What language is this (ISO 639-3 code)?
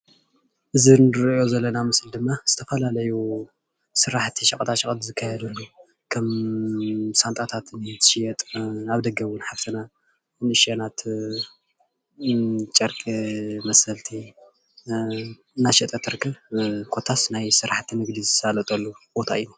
tir